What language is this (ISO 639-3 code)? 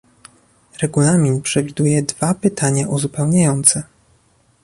pol